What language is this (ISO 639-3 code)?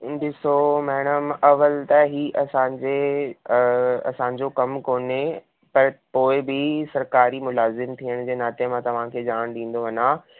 snd